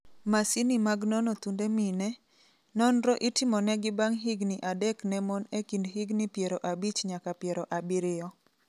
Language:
Luo (Kenya and Tanzania)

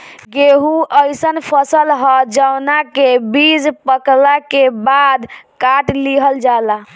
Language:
Bhojpuri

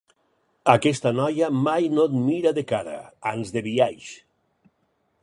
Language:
Catalan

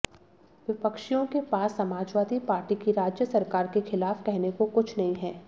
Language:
Hindi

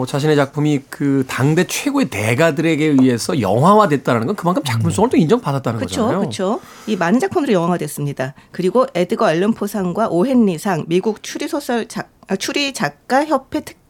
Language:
Korean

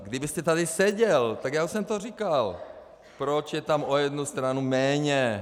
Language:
Czech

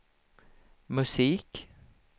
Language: Swedish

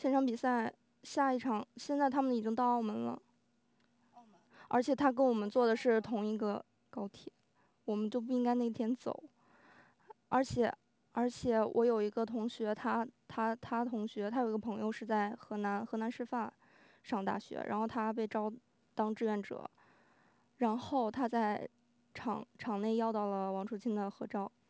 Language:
Chinese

